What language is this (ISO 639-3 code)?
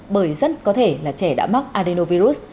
vie